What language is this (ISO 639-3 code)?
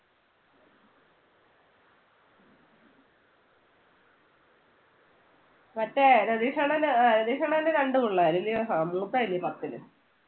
mal